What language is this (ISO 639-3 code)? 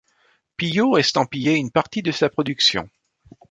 fra